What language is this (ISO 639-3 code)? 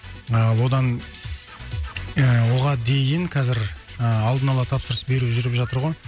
kaz